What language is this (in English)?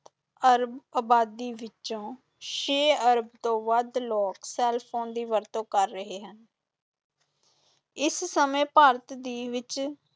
Punjabi